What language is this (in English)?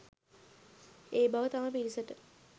Sinhala